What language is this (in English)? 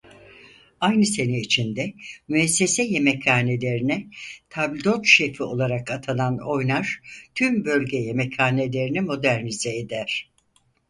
Turkish